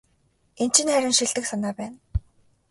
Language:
Mongolian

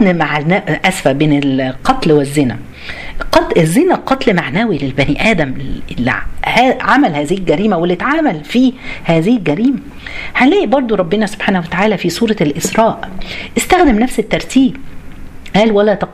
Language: Arabic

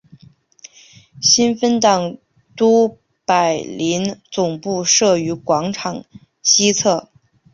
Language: Chinese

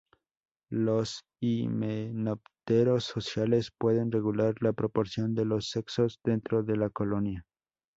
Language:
Spanish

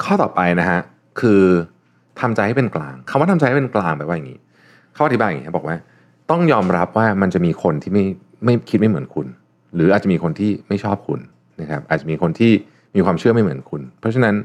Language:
Thai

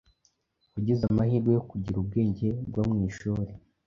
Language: Kinyarwanda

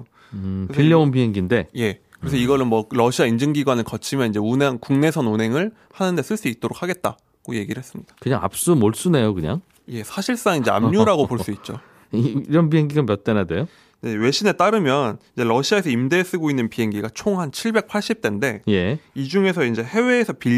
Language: Korean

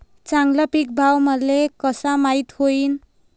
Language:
Marathi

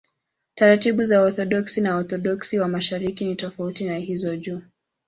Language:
Swahili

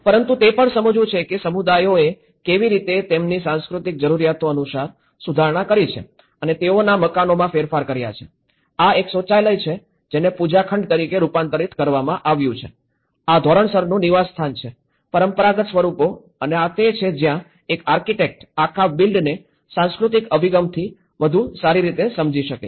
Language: Gujarati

